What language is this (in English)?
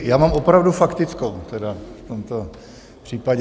Czech